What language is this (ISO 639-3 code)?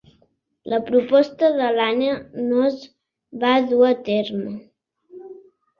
cat